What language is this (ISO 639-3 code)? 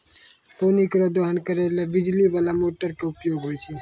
mai